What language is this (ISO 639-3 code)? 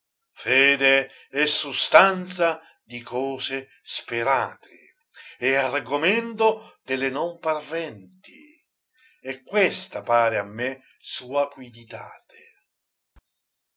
ita